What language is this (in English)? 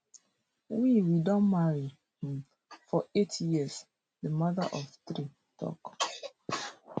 Nigerian Pidgin